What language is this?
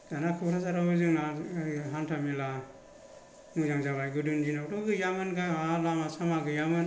Bodo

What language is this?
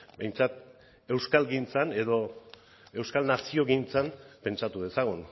Basque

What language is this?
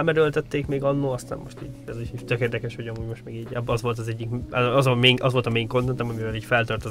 Hungarian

